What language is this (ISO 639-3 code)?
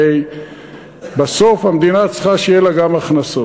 heb